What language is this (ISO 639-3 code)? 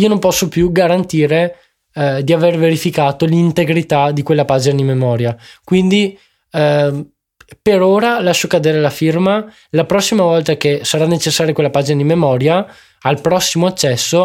ita